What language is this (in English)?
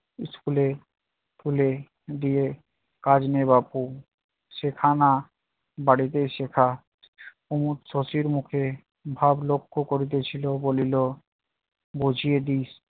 Bangla